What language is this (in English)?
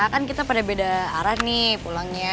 Indonesian